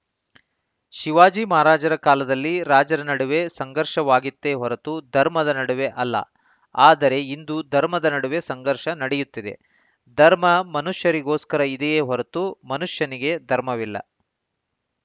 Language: Kannada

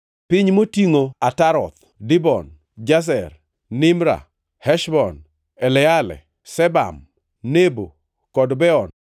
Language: Luo (Kenya and Tanzania)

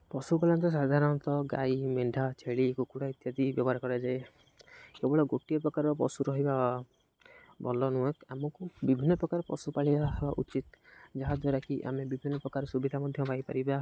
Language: Odia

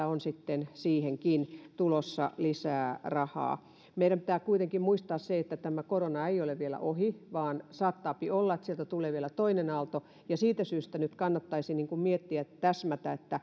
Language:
Finnish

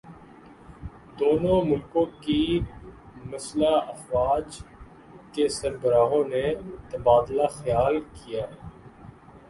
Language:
Urdu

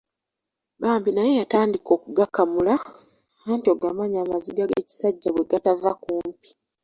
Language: Ganda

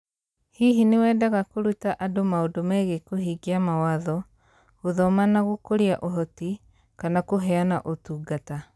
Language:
Kikuyu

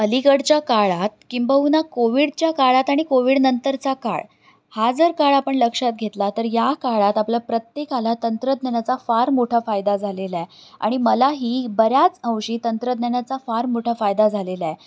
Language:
Marathi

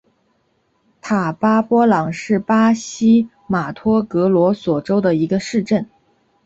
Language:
Chinese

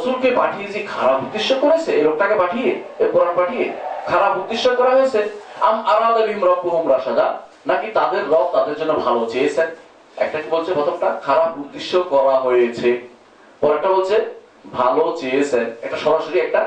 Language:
Bangla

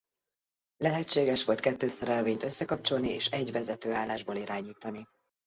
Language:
Hungarian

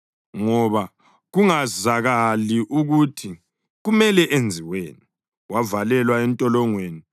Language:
North Ndebele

